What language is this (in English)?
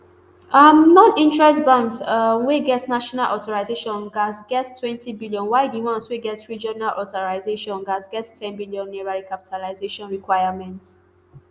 Nigerian Pidgin